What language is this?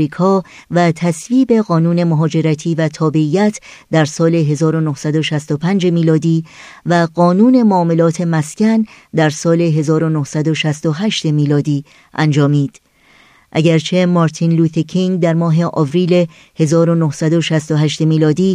Persian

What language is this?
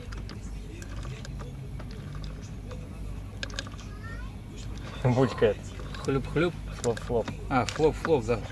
Russian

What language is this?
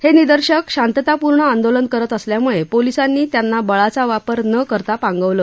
Marathi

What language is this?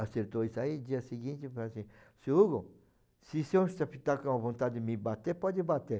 Portuguese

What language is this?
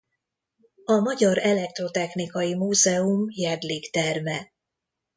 Hungarian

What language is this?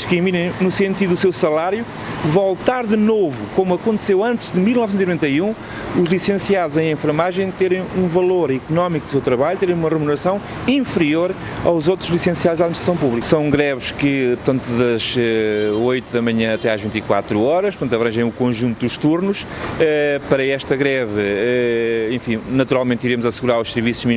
Portuguese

